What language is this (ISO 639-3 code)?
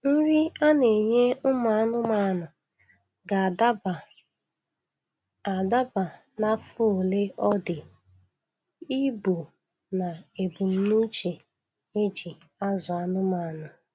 ibo